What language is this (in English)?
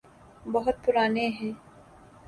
Urdu